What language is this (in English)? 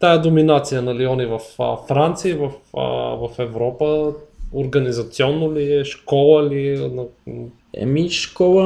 Bulgarian